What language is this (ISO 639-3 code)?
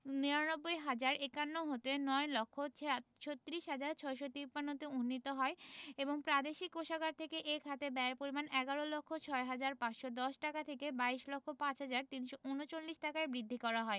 ben